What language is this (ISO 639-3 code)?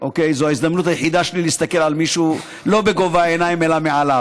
heb